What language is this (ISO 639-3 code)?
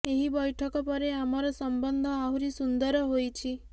ori